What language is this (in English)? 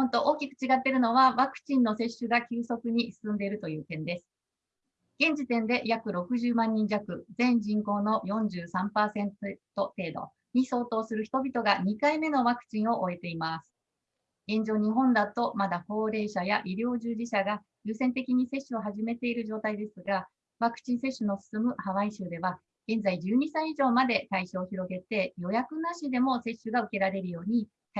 Japanese